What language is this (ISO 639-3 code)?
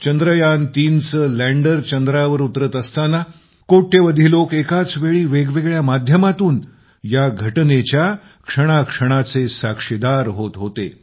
mar